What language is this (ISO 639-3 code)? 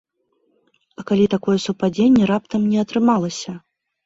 bel